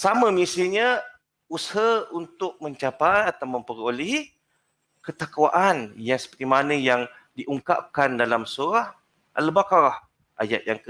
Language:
Malay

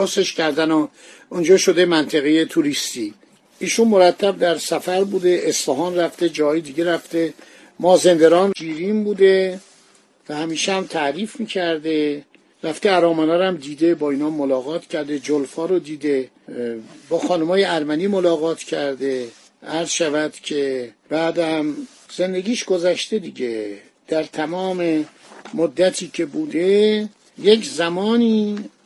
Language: Persian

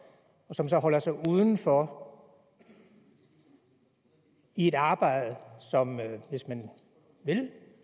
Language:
Danish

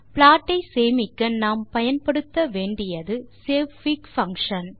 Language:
Tamil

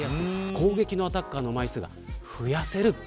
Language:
Japanese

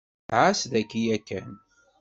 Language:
Kabyle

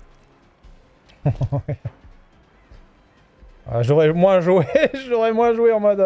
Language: French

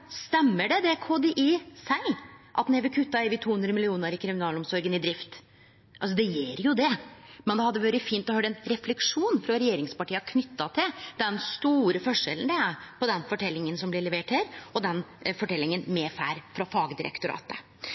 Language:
Norwegian Nynorsk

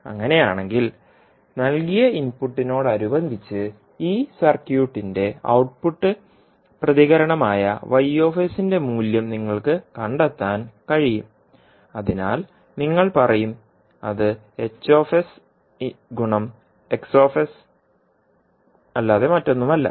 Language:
Malayalam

